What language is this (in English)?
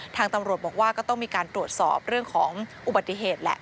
Thai